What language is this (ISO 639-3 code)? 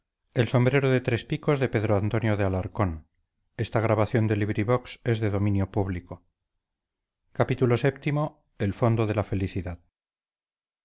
spa